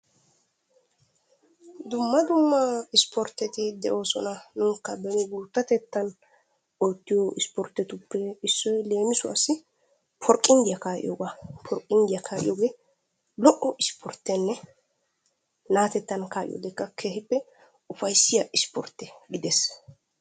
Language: Wolaytta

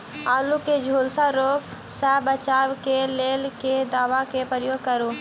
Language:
Maithili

